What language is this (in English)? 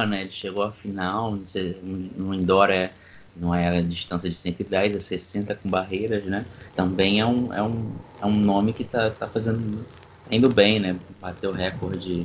Portuguese